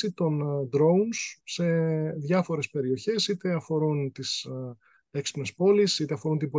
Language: Greek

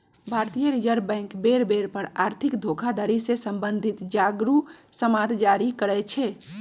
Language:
Magahi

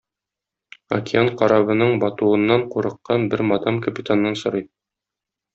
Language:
Tatar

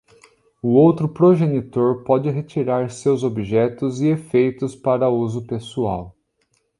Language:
Portuguese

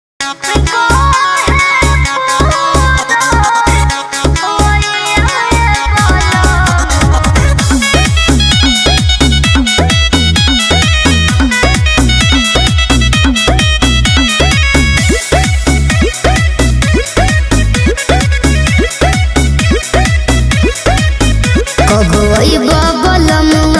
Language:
Hindi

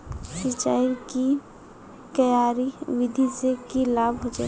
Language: Magahi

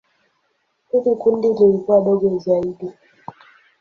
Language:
Swahili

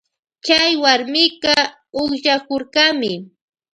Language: Loja Highland Quichua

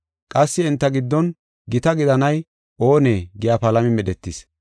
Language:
Gofa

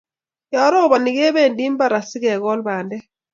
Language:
Kalenjin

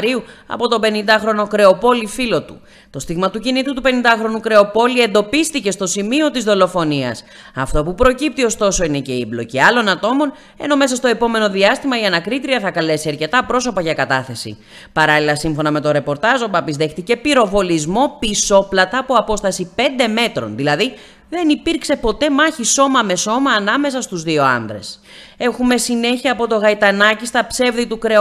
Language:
Greek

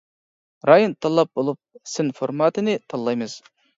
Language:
Uyghur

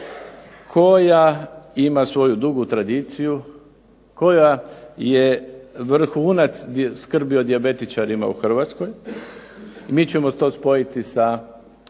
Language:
Croatian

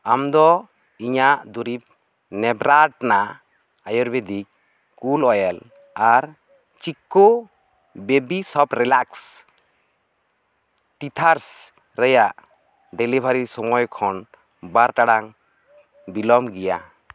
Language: Santali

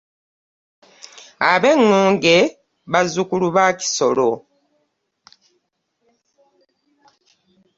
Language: Ganda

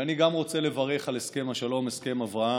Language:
Hebrew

